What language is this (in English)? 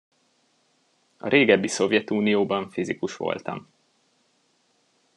Hungarian